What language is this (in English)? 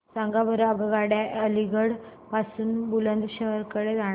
Marathi